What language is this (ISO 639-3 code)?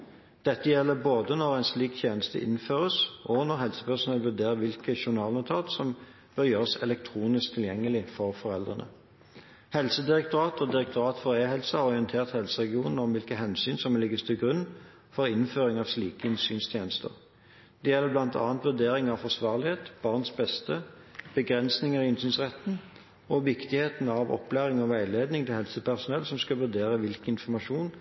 nob